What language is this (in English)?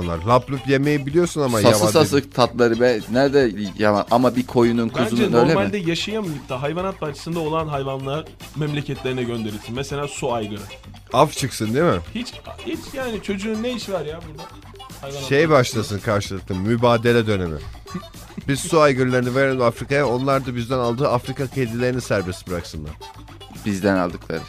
Turkish